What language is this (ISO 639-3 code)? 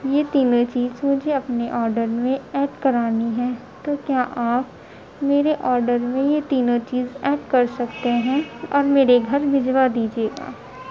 urd